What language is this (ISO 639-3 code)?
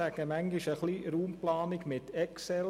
gsw